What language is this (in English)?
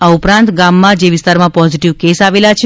Gujarati